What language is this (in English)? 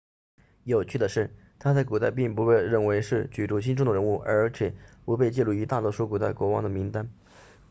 Chinese